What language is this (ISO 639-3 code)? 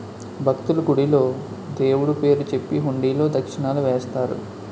tel